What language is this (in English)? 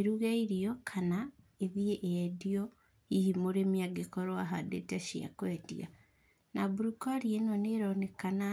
Kikuyu